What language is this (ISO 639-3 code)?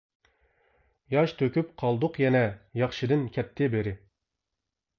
uig